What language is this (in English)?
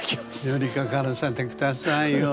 Japanese